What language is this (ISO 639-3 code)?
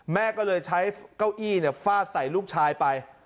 tha